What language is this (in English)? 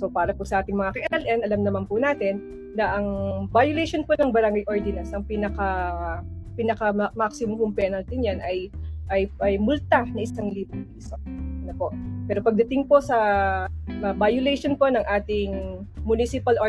Filipino